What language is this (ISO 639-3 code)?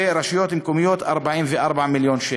heb